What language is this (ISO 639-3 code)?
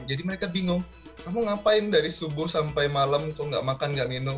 ind